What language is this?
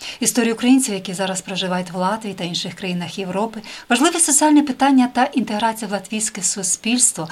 Ukrainian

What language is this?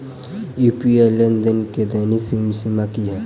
Maithili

